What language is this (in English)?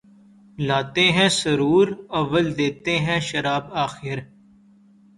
Urdu